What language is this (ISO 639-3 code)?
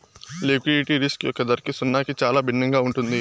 tel